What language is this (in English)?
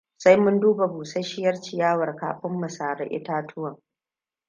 Hausa